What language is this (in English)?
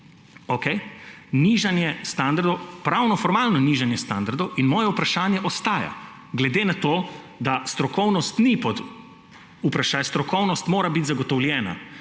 Slovenian